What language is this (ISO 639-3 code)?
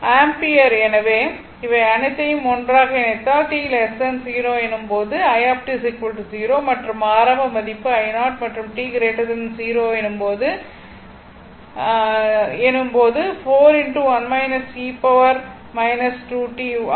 tam